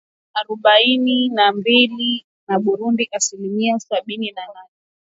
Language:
Swahili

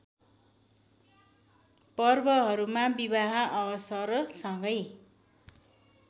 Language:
Nepali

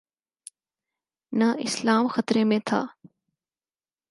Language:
Urdu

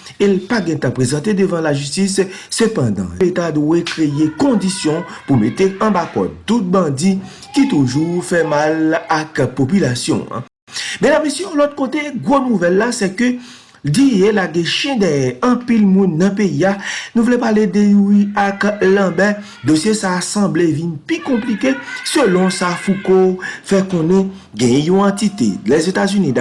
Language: French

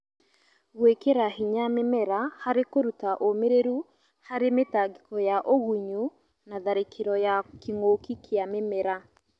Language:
Kikuyu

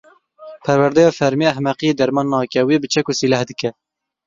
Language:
Kurdish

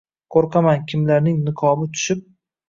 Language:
Uzbek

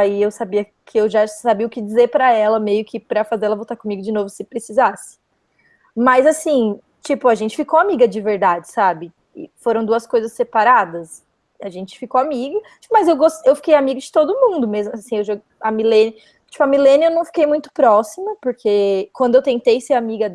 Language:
Portuguese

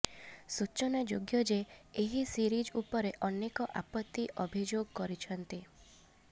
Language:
Odia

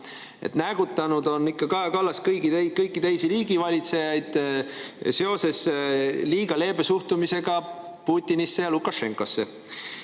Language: Estonian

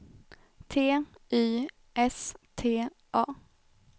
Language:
Swedish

